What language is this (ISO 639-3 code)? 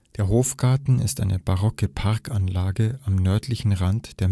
deu